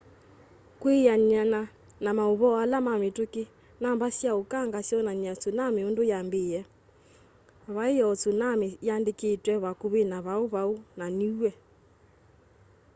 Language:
Kamba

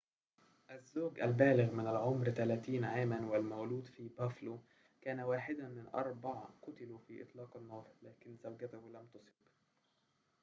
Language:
Arabic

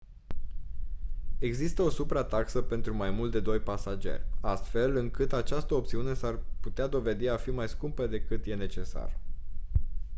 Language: Romanian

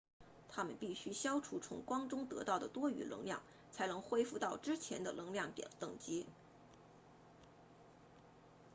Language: Chinese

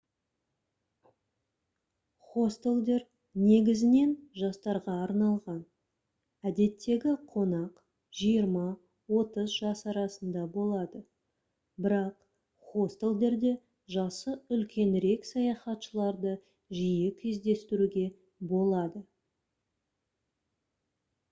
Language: Kazakh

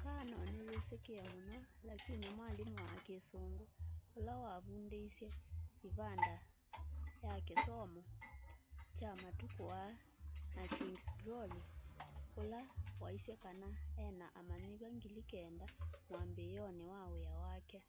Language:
Kamba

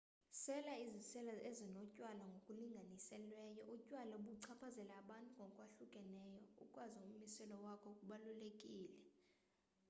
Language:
Xhosa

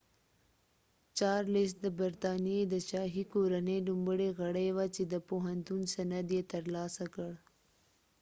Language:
Pashto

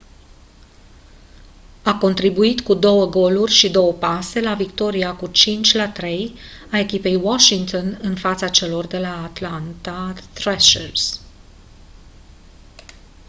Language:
Romanian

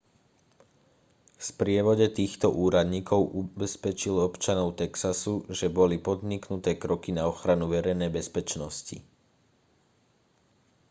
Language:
Slovak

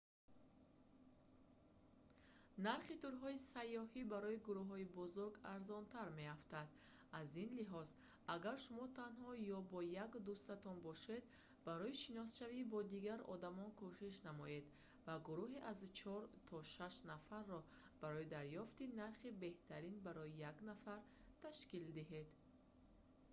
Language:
Tajik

